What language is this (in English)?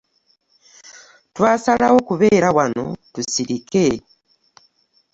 Ganda